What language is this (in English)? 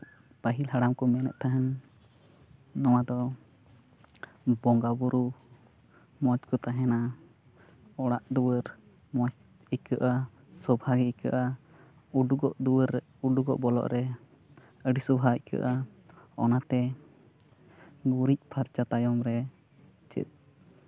Santali